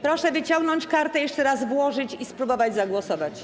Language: Polish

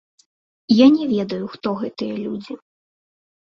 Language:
Belarusian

